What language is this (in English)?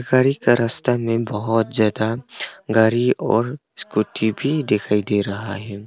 Hindi